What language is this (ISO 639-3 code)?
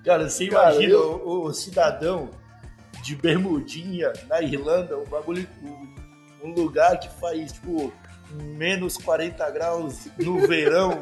por